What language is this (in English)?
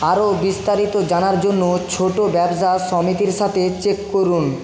Bangla